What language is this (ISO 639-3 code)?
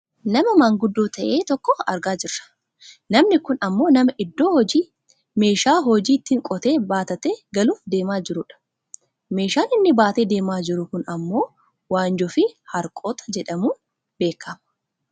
orm